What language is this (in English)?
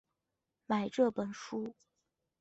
Chinese